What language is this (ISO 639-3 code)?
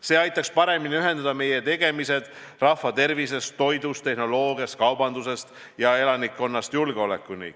est